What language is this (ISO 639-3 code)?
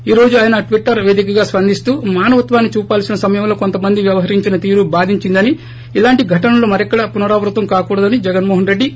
tel